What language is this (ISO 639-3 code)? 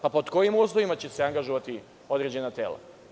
srp